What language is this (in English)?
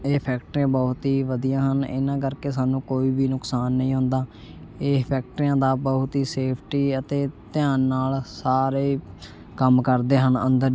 Punjabi